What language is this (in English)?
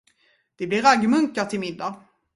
Swedish